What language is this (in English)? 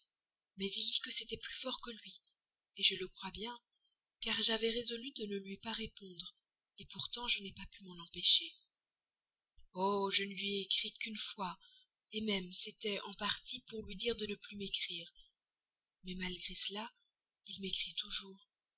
French